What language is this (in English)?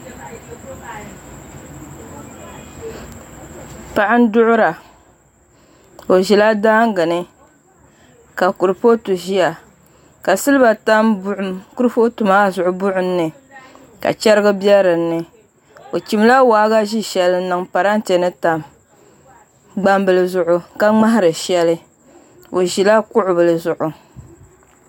Dagbani